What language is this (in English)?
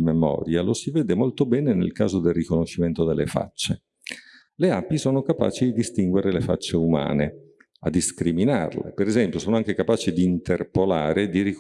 Italian